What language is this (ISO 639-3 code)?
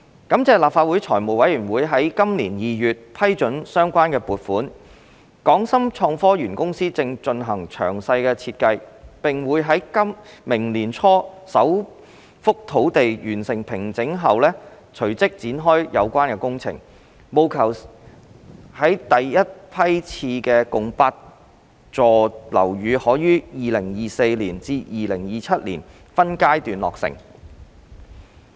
yue